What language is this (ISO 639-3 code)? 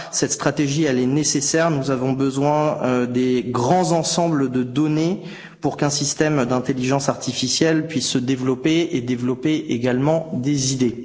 fra